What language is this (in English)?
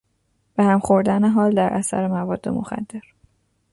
Persian